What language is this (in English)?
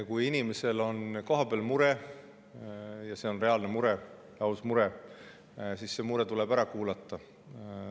Estonian